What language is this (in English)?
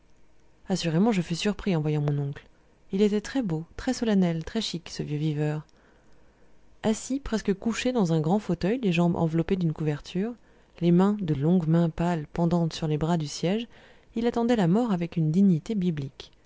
French